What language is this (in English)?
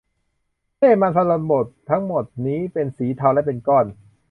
Thai